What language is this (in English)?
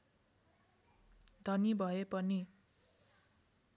Nepali